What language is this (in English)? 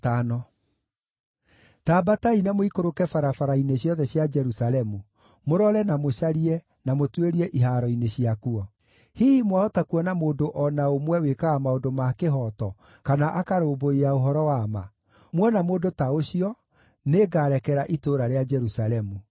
Kikuyu